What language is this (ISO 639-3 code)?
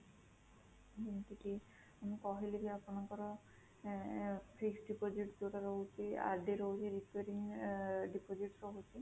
ori